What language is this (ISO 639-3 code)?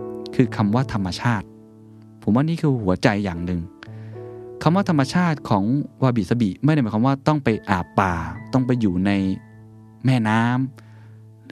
tha